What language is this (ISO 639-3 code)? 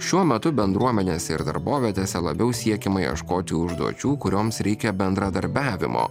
lit